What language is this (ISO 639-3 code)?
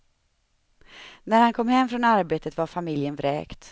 swe